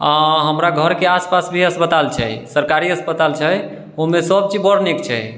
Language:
Maithili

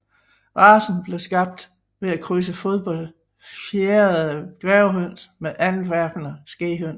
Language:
Danish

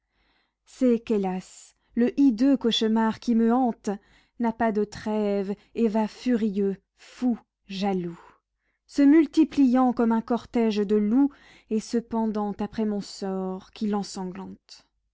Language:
French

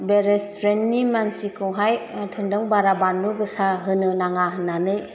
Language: Bodo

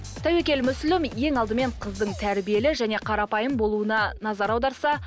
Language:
Kazakh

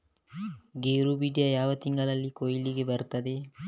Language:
Kannada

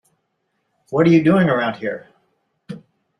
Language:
English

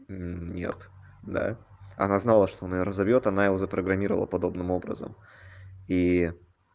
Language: Russian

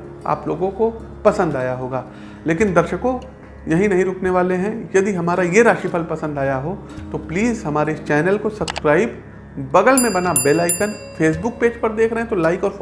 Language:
Hindi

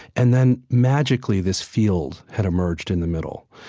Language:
English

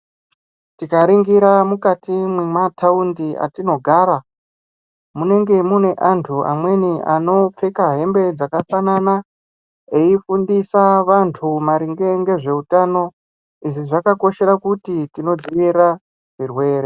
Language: Ndau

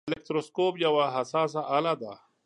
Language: Pashto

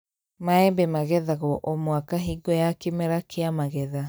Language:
Kikuyu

